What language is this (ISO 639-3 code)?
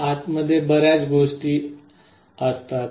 mar